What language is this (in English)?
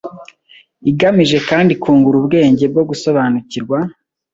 Kinyarwanda